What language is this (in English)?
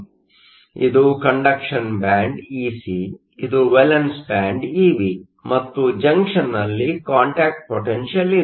Kannada